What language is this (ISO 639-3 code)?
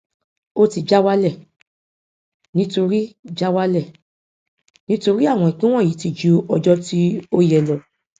yor